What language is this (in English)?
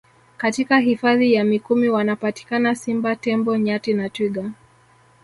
Swahili